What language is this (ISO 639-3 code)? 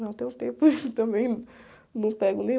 por